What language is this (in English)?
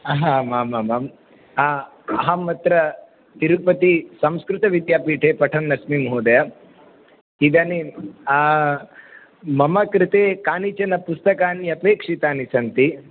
Sanskrit